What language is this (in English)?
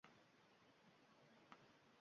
Uzbek